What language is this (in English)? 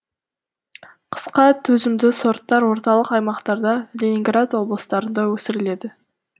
Kazakh